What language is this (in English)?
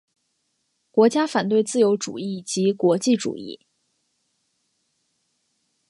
Chinese